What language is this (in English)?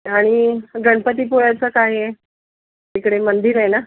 Marathi